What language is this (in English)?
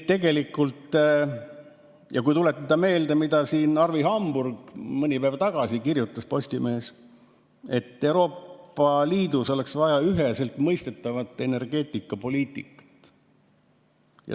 Estonian